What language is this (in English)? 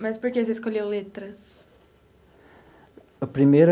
Portuguese